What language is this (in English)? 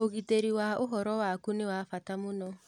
Kikuyu